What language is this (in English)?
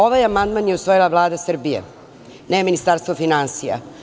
Serbian